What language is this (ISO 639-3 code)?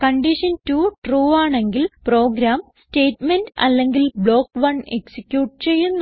mal